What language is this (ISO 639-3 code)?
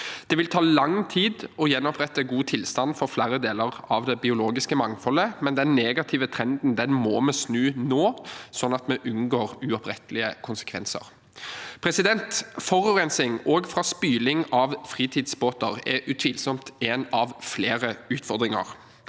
nor